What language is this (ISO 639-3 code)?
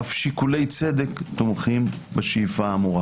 heb